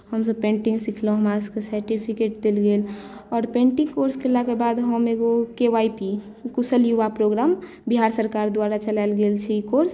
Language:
Maithili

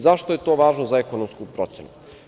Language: Serbian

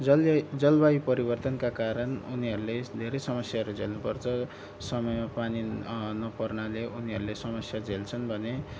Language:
Nepali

